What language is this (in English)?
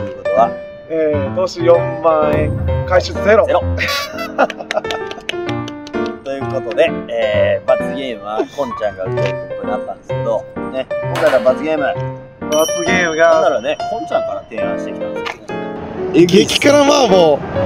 Japanese